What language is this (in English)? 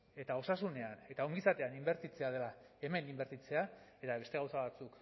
Basque